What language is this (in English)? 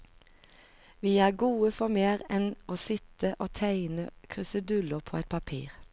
Norwegian